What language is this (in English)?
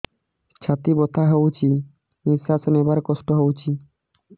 Odia